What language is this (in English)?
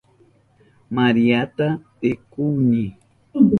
Southern Pastaza Quechua